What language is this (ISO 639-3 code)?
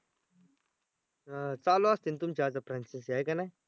mar